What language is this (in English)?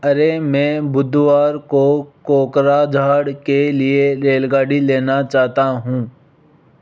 Hindi